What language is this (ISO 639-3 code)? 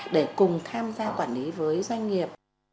vie